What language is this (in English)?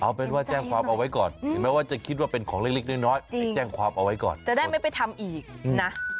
Thai